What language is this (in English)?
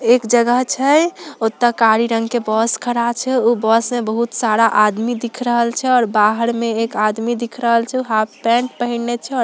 Magahi